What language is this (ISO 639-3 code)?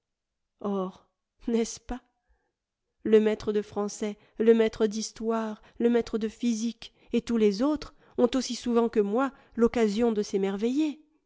fra